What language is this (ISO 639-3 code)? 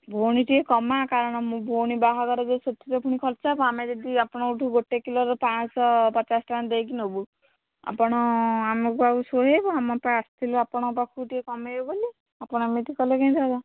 ori